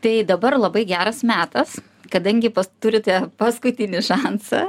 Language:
Lithuanian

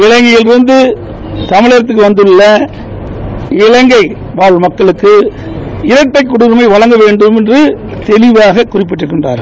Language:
Tamil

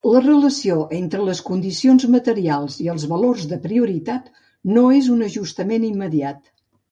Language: Catalan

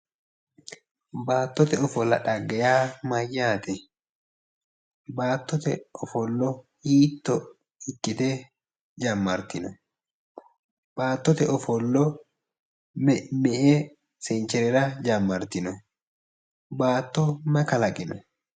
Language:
Sidamo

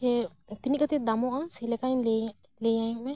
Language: Santali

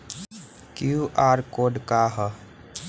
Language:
Bhojpuri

